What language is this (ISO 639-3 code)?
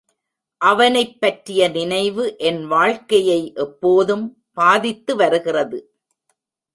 tam